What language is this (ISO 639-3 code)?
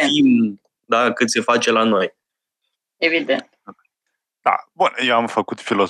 ron